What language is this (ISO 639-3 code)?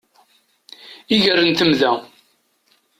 kab